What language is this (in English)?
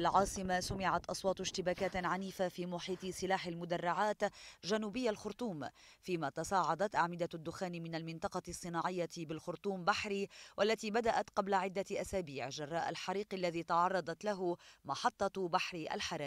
Arabic